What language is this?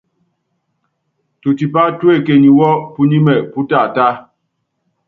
Yangben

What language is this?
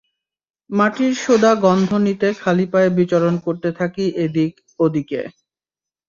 Bangla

